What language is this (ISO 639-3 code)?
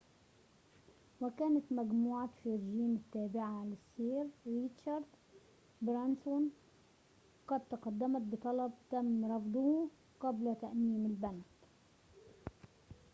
ara